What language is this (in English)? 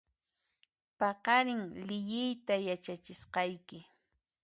Puno Quechua